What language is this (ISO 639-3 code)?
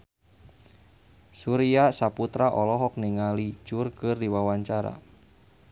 sun